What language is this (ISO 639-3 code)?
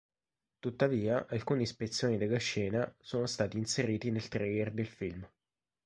ita